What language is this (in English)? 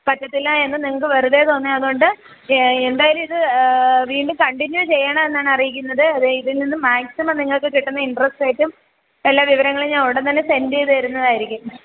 Malayalam